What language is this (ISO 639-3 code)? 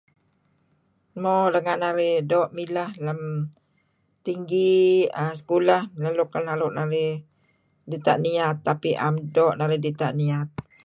kzi